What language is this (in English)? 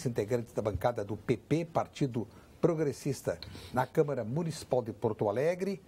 Portuguese